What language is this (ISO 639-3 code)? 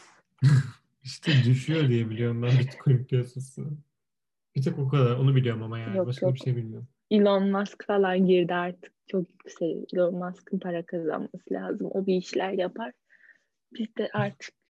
tur